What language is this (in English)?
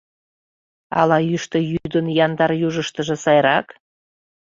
Mari